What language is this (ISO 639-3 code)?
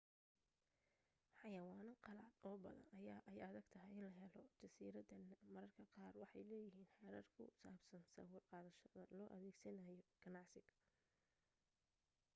som